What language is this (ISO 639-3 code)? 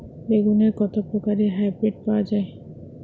ben